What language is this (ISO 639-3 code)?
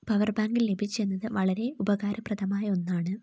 mal